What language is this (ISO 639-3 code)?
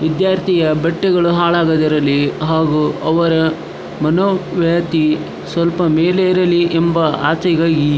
kan